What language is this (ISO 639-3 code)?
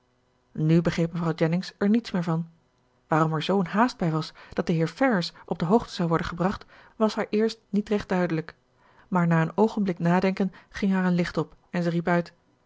nld